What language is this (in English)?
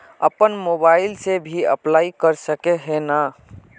Magahi